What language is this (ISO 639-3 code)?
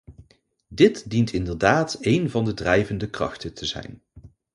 nld